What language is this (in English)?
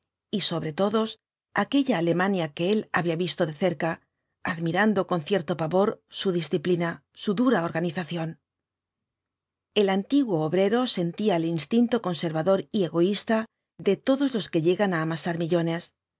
Spanish